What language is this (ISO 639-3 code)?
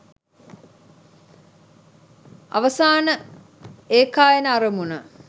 sin